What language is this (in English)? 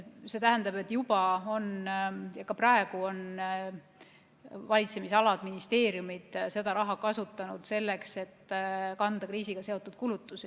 Estonian